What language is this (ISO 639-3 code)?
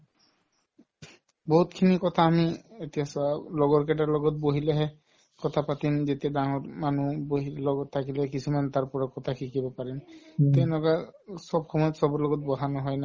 asm